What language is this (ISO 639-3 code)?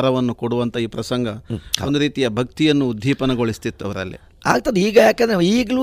kan